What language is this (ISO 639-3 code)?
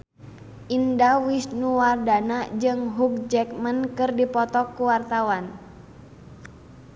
sun